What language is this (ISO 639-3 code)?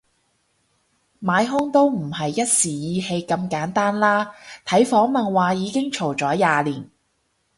yue